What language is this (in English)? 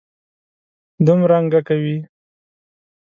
Pashto